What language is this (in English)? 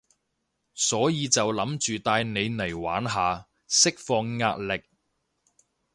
Cantonese